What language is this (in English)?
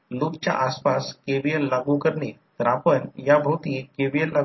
Marathi